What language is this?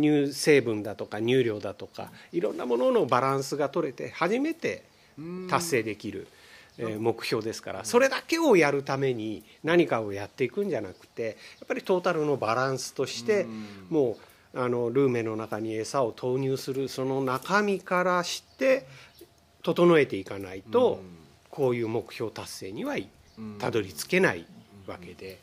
Japanese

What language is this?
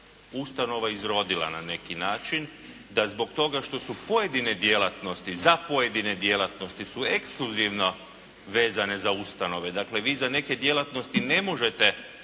Croatian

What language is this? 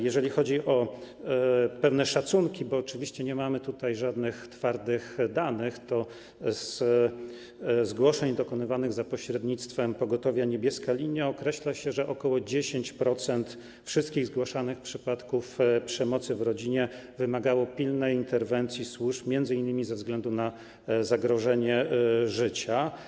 Polish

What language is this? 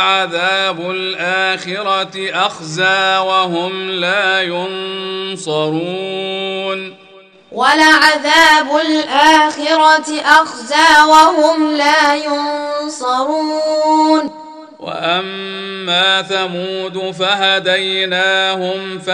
Arabic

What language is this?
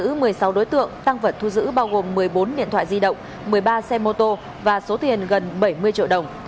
Vietnamese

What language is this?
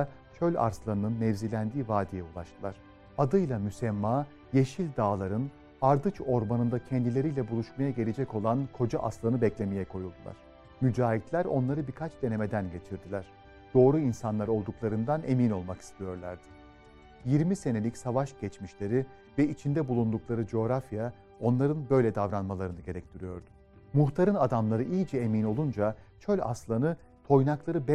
Turkish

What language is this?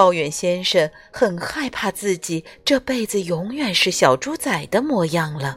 Chinese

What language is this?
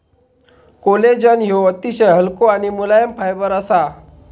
Marathi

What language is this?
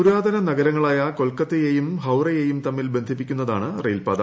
Malayalam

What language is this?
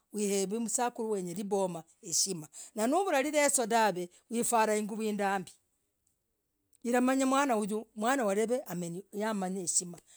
Logooli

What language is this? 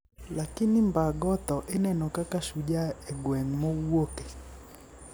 Luo (Kenya and Tanzania)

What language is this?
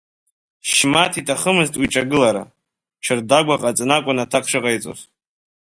Abkhazian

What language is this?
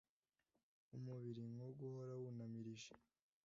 Kinyarwanda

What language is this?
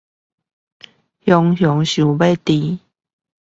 Chinese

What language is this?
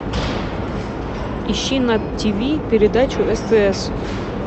Russian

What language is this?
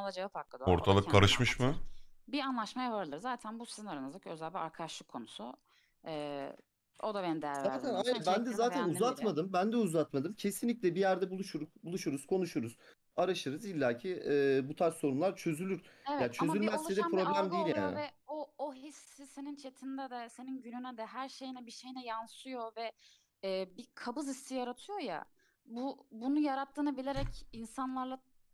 Turkish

